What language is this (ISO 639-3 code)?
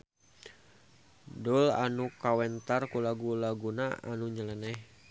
sun